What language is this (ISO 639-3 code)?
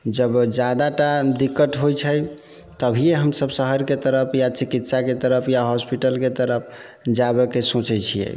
mai